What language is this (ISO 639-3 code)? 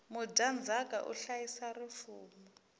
tso